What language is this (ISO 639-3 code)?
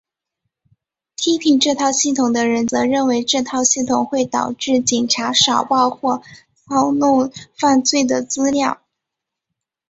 zho